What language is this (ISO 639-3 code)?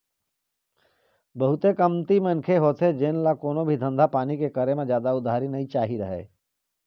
hne